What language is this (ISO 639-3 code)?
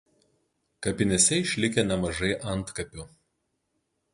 lit